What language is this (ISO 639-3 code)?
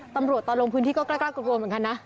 tha